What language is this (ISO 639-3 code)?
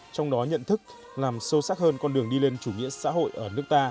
vie